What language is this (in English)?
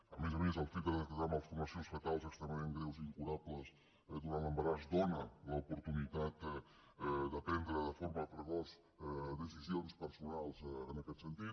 Catalan